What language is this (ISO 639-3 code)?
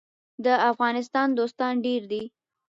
pus